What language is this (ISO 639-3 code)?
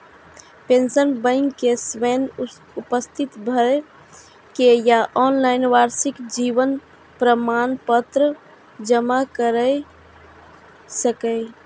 mai